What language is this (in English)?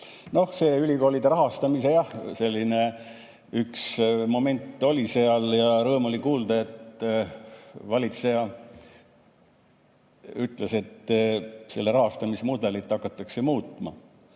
Estonian